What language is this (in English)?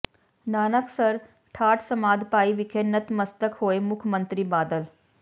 Punjabi